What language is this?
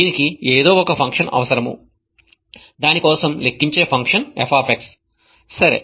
Telugu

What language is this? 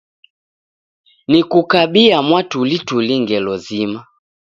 Taita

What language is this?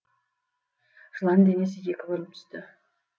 Kazakh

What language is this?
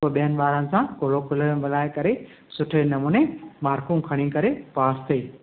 Sindhi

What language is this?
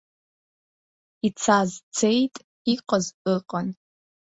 Abkhazian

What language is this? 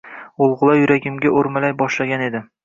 Uzbek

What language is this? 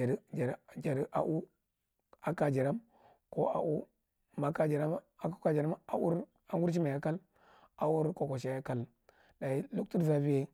Marghi Central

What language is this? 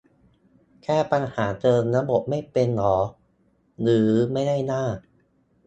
Thai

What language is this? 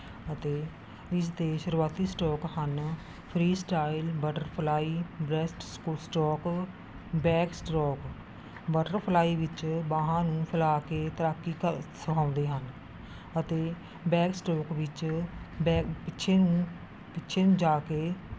Punjabi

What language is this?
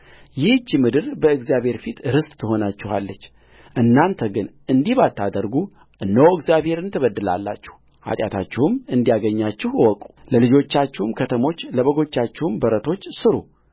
Amharic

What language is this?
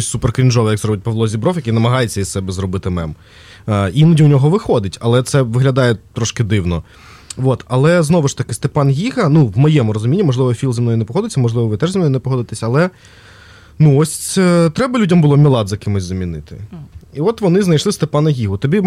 Ukrainian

